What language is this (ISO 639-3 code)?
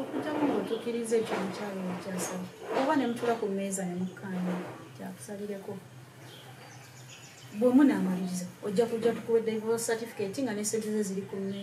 ron